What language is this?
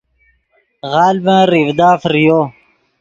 Yidgha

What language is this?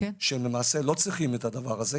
Hebrew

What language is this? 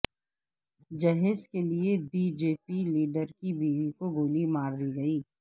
Urdu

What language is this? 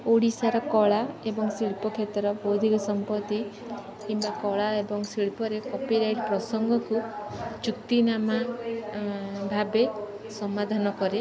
Odia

